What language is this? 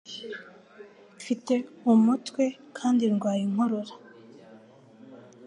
Kinyarwanda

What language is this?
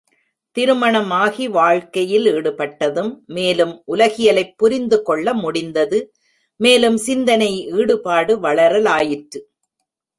Tamil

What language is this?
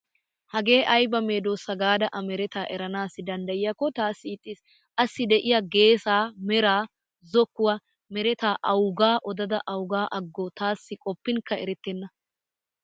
Wolaytta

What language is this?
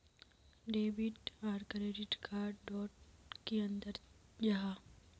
Magahi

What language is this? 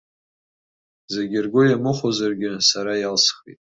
Abkhazian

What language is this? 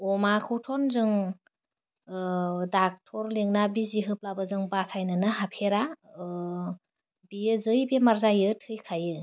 Bodo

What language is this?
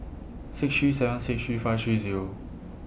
English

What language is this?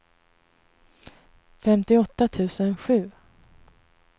Swedish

